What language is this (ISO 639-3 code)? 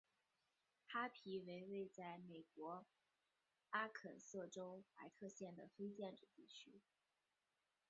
zho